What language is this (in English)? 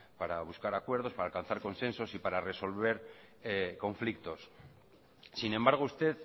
Spanish